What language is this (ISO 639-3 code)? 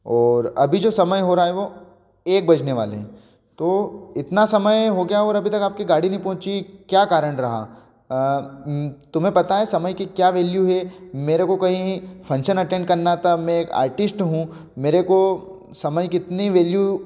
hin